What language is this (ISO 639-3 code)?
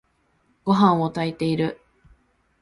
jpn